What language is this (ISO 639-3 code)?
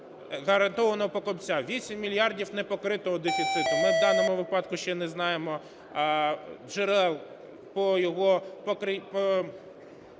ukr